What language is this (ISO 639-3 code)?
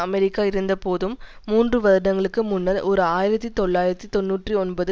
tam